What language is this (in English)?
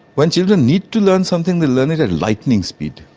English